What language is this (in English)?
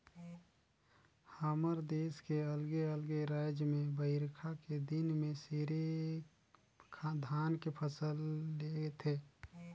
Chhattisgarhi